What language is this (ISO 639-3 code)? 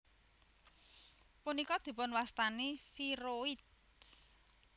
jav